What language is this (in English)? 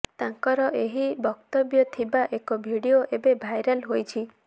Odia